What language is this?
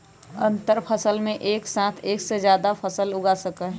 Magahi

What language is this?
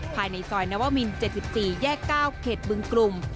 Thai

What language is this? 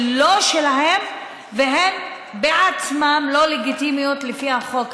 Hebrew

